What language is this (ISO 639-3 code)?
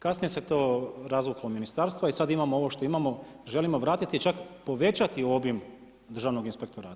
hrv